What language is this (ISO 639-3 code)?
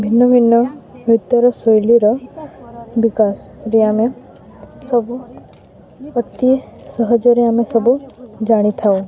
ori